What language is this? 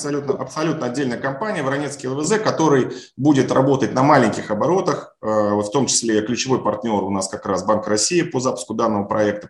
Russian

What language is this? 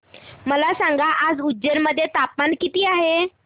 Marathi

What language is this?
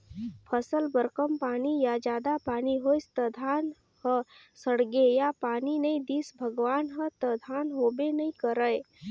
Chhattisgarhi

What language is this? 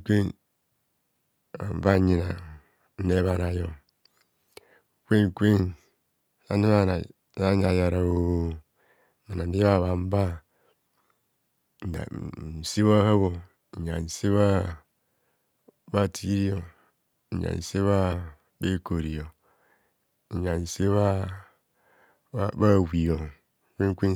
Kohumono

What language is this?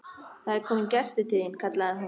Icelandic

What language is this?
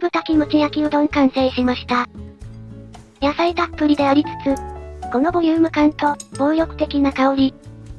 Japanese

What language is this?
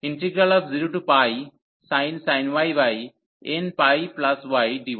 Bangla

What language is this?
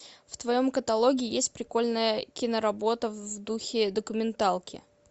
Russian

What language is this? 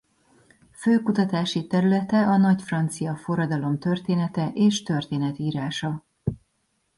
Hungarian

